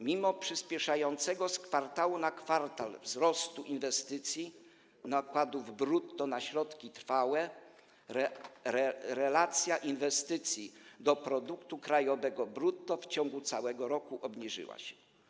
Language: Polish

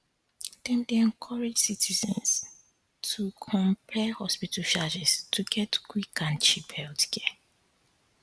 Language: Nigerian Pidgin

